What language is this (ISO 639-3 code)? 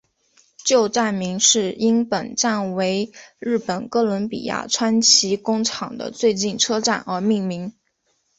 zho